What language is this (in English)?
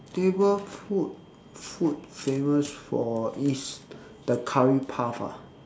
English